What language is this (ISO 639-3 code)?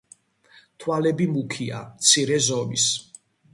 kat